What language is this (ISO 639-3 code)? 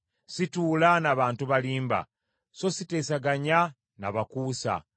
lug